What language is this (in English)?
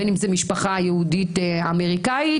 Hebrew